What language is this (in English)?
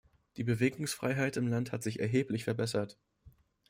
German